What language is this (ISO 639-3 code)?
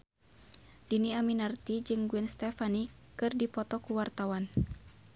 sun